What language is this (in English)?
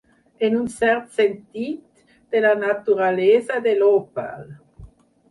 Catalan